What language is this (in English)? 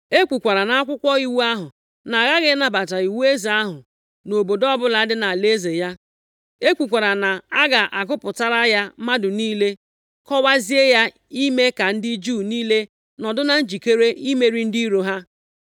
Igbo